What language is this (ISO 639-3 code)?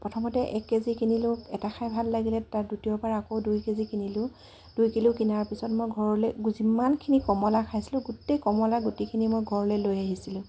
asm